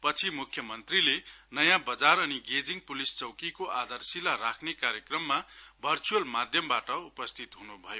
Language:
Nepali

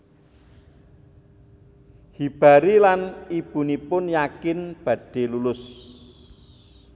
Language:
Javanese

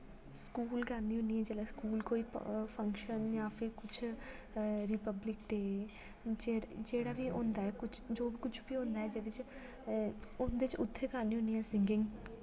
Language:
Dogri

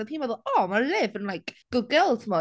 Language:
Welsh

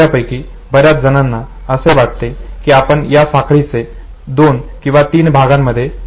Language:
Marathi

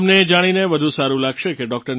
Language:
Gujarati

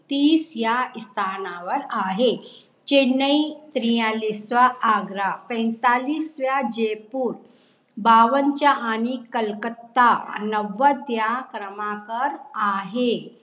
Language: Marathi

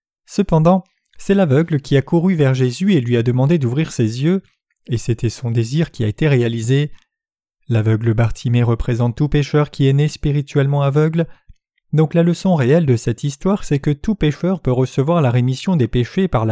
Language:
French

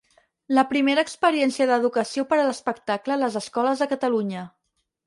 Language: Catalan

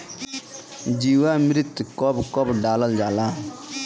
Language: Bhojpuri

